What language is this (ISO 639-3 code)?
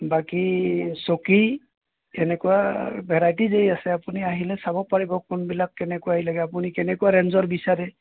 asm